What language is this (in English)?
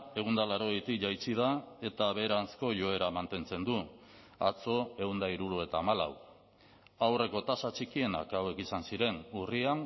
Basque